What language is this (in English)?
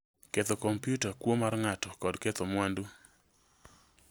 Luo (Kenya and Tanzania)